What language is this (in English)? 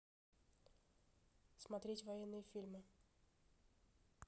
Russian